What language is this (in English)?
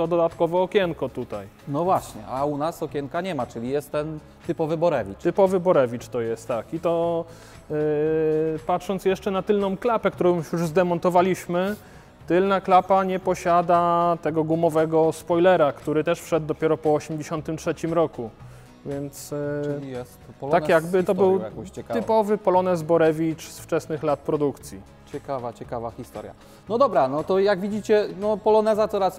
Polish